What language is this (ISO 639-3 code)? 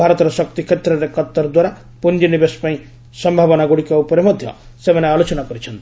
ori